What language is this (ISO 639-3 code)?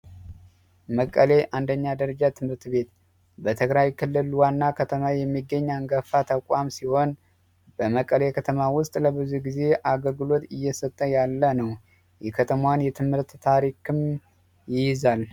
amh